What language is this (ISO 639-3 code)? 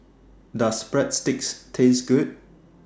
eng